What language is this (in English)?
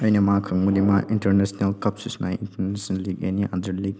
Manipuri